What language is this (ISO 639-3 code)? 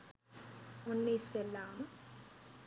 sin